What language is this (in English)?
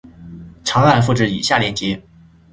Chinese